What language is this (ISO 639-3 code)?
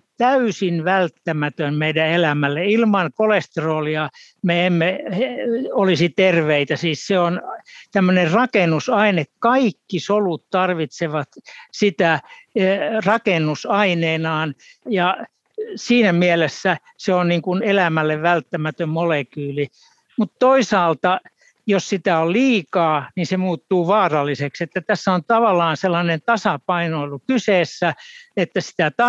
fin